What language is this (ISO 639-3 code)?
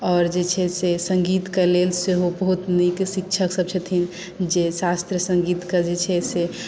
mai